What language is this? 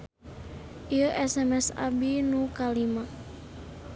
Sundanese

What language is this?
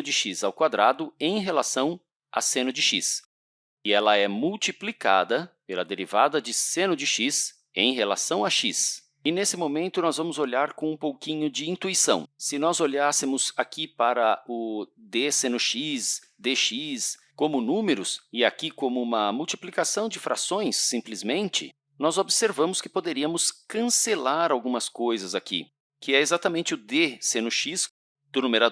Portuguese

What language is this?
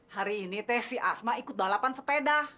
Indonesian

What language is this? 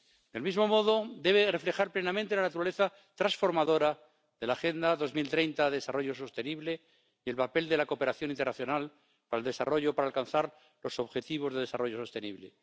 Spanish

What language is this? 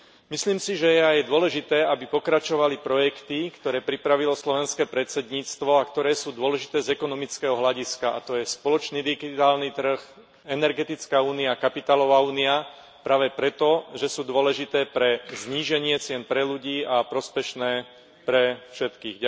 Slovak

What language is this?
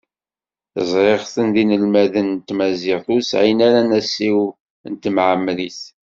Kabyle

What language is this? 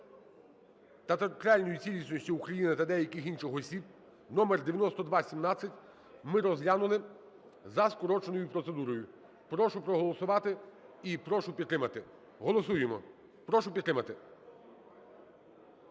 Ukrainian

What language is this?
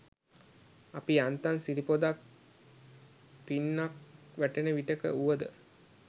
Sinhala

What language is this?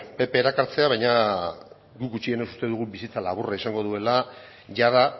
Basque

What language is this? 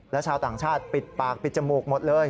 Thai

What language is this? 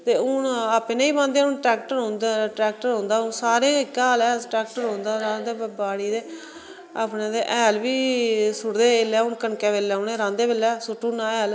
Dogri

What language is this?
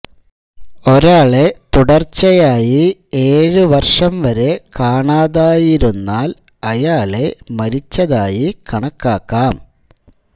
Malayalam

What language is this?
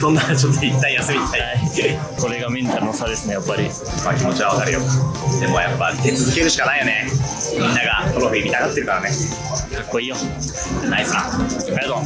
Japanese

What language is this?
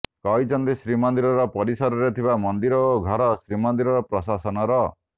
Odia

